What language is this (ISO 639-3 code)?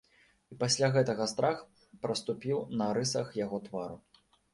bel